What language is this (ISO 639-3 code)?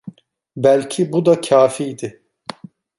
tur